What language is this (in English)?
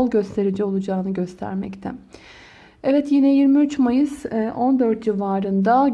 Turkish